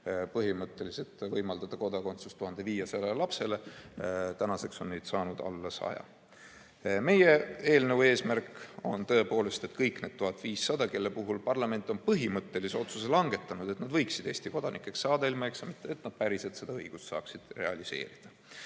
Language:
Estonian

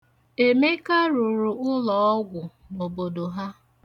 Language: Igbo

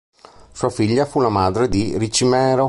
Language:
Italian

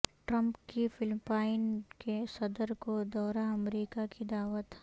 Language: Urdu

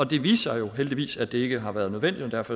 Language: Danish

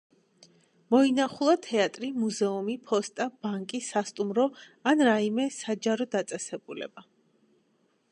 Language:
Georgian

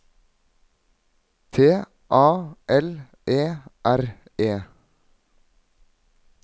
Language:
Norwegian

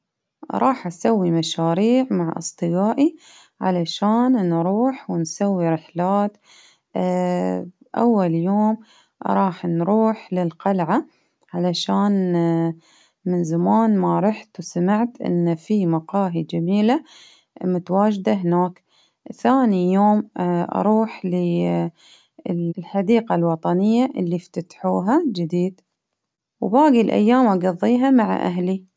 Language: Baharna Arabic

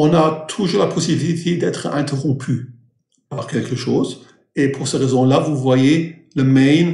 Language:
French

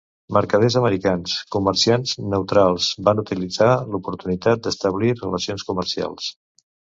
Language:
Catalan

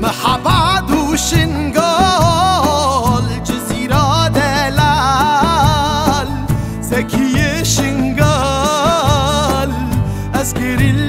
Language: Turkish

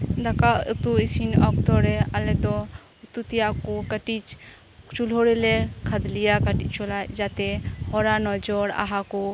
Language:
Santali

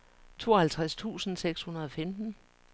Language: Danish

